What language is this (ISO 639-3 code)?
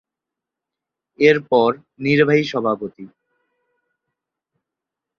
ben